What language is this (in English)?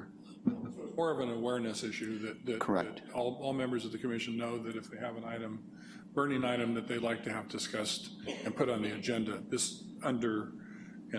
English